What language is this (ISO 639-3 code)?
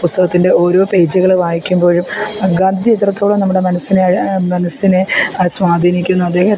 mal